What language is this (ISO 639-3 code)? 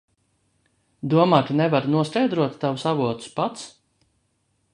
lav